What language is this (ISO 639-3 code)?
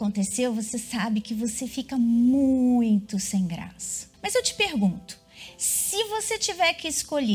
por